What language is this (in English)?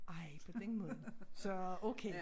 Danish